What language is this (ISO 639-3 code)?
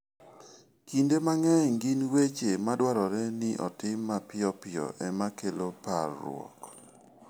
luo